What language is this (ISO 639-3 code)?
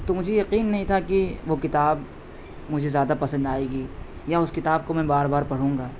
urd